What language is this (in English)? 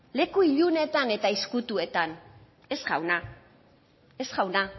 Basque